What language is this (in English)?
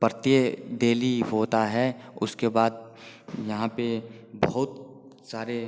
Hindi